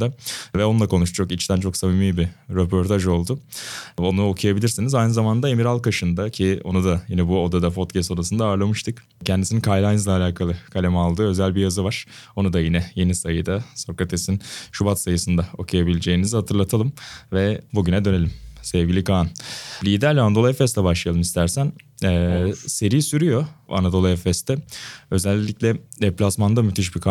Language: Turkish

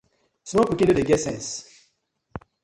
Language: Nigerian Pidgin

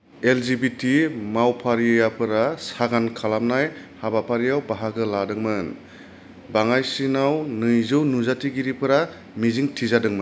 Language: Bodo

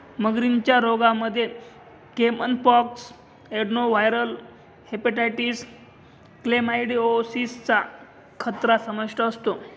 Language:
Marathi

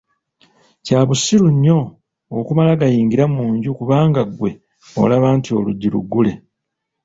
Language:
Ganda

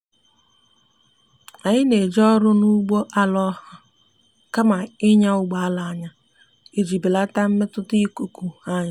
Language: Igbo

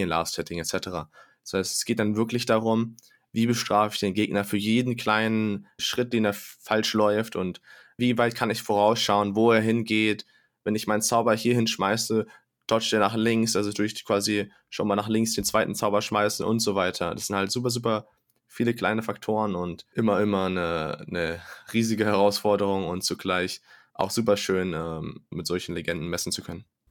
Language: German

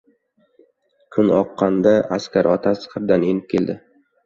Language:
Uzbek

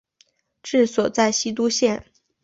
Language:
Chinese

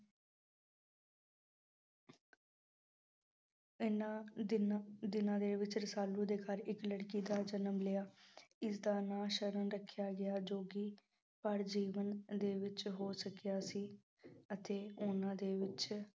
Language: Punjabi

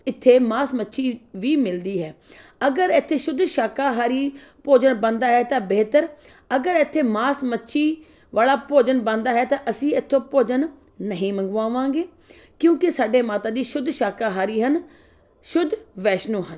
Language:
Punjabi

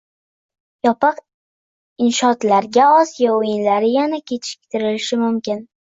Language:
Uzbek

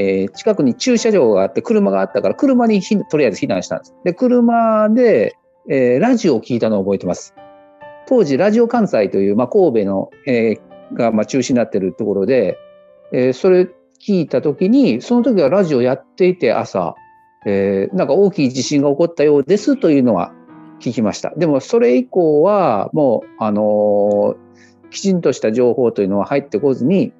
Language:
Japanese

